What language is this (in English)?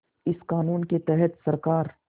Hindi